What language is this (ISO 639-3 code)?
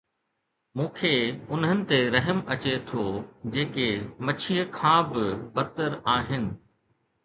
snd